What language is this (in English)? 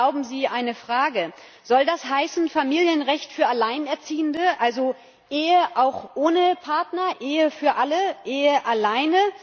German